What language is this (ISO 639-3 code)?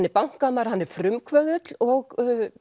isl